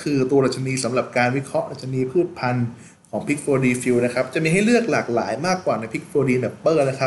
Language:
Thai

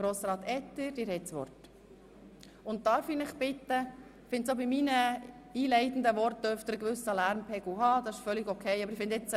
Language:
Swiss German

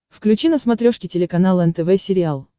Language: Russian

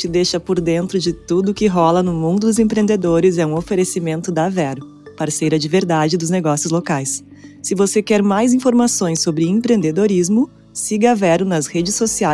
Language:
Portuguese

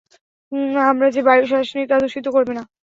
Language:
Bangla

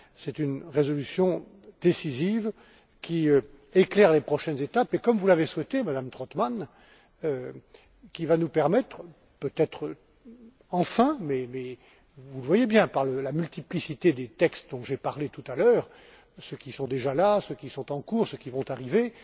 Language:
French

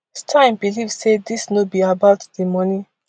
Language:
Nigerian Pidgin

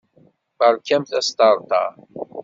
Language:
Kabyle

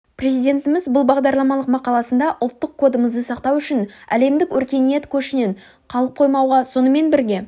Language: Kazakh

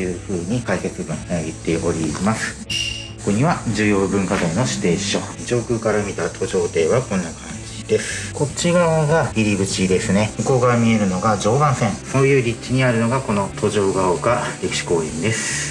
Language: Japanese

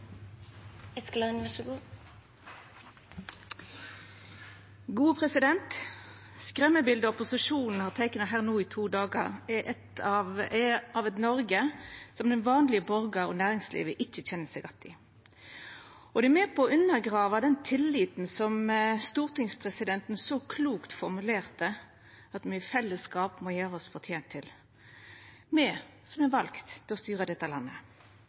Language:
Norwegian Nynorsk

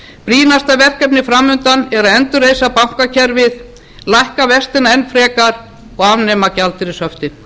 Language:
Icelandic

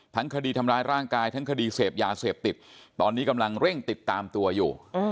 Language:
Thai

